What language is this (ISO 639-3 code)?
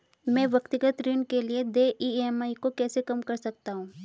hin